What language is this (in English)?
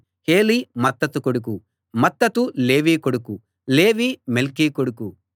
Telugu